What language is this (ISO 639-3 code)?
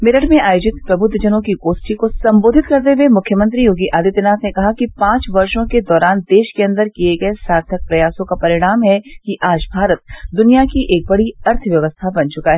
hin